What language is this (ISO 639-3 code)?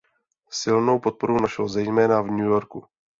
ces